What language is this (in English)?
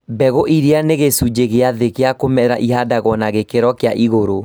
Kikuyu